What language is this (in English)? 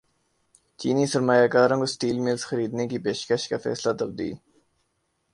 Urdu